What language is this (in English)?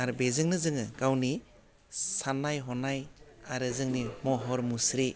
Bodo